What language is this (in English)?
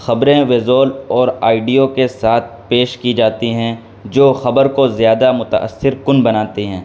Urdu